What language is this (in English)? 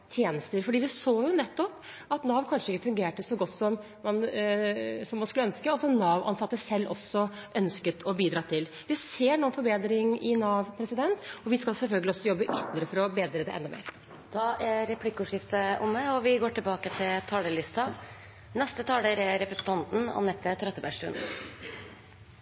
Norwegian